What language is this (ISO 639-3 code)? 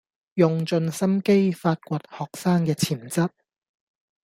yue